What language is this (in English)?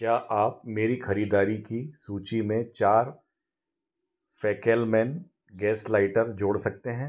Hindi